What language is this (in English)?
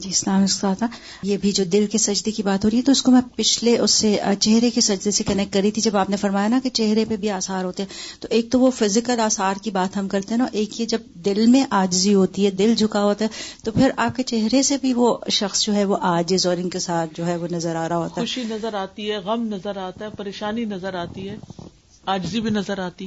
Urdu